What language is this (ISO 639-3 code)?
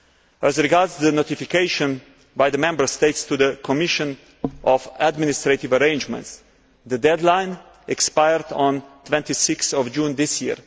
eng